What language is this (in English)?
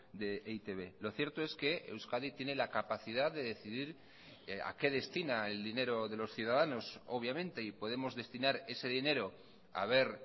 Spanish